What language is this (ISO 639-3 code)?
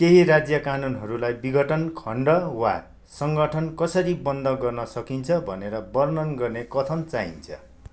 nep